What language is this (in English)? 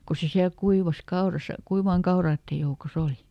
Finnish